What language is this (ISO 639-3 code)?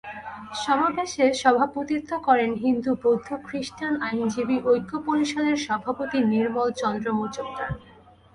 ben